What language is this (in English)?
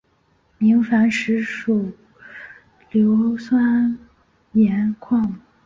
Chinese